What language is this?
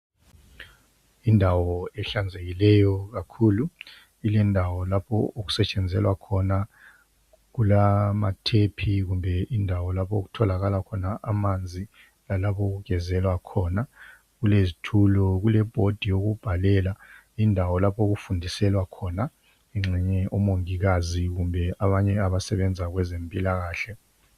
North Ndebele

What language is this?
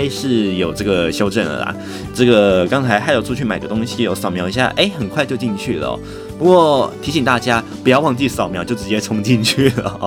Chinese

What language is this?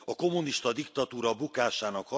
Hungarian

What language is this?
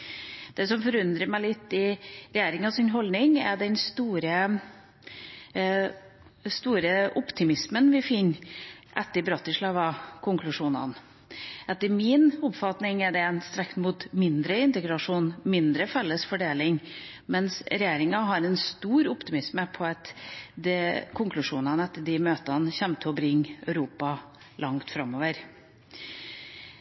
Norwegian Bokmål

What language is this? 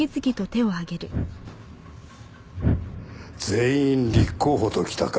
Japanese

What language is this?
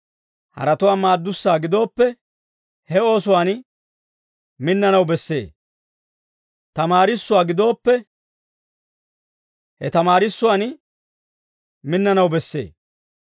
Dawro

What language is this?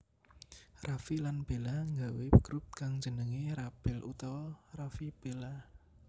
Javanese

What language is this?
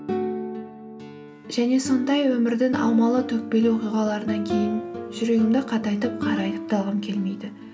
Kazakh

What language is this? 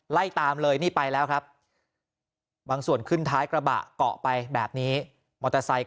Thai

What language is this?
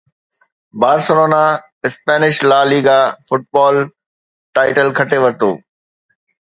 Sindhi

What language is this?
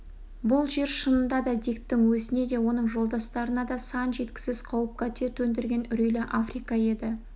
Kazakh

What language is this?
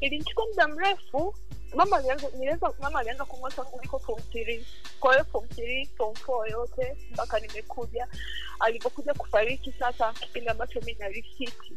Swahili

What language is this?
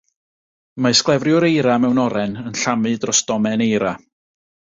Welsh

